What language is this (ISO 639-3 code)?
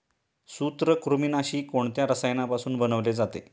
mar